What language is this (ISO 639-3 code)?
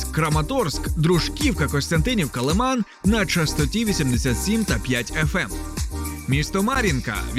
ukr